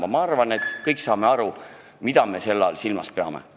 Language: Estonian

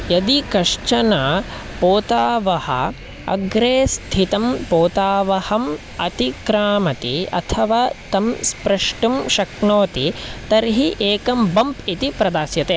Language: Sanskrit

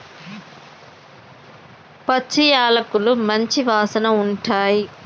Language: Telugu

